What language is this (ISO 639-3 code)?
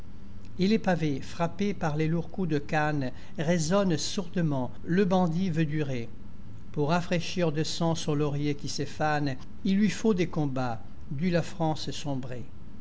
fra